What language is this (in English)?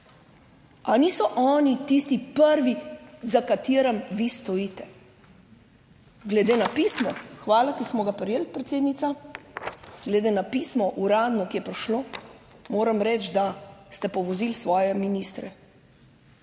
Slovenian